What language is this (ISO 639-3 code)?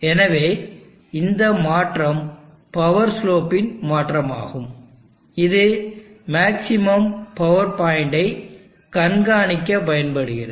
tam